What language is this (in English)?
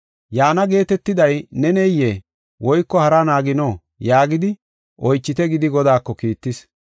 Gofa